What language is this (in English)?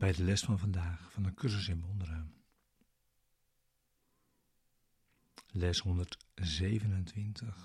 Dutch